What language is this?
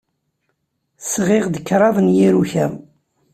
Kabyle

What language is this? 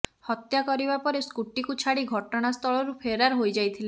Odia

